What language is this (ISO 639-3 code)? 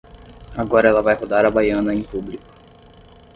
por